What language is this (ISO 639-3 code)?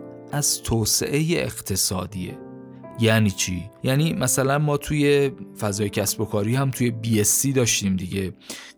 fas